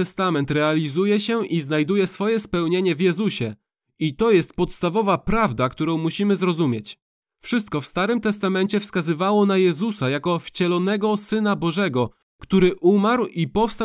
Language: Polish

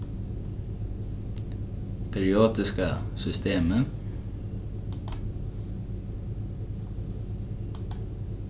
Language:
Faroese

